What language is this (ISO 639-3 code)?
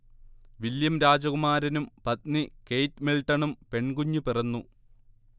mal